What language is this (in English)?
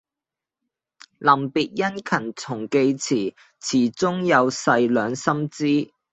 Cantonese